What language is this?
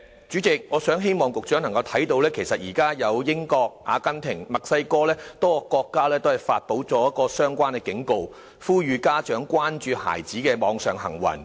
Cantonese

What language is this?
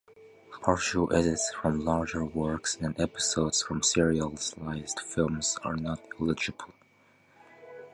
English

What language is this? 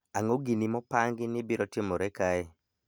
Luo (Kenya and Tanzania)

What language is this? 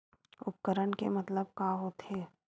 Chhattisgarhi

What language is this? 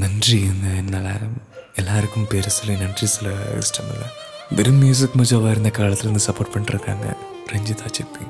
Tamil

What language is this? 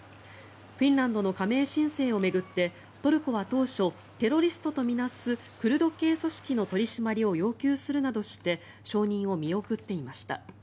Japanese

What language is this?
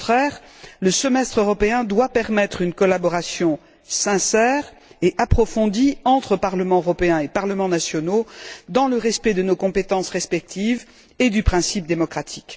French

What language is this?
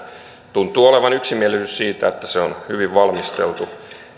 Finnish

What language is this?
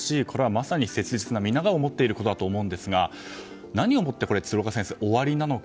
Japanese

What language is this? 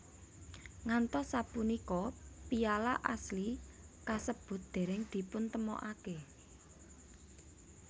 Javanese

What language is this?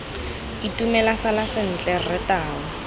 Tswana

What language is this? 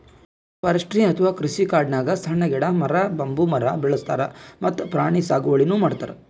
Kannada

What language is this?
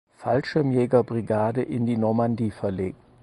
German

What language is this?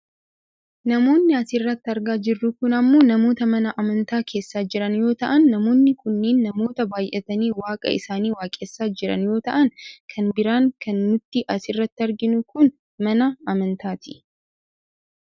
Oromo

